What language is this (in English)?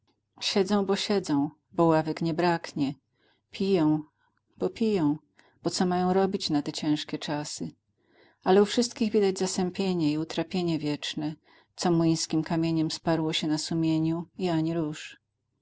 Polish